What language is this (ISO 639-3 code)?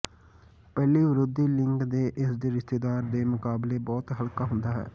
pan